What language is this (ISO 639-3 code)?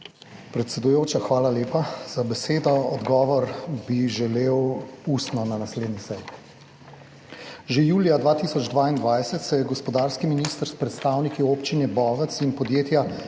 slv